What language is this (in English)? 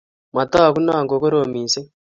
Kalenjin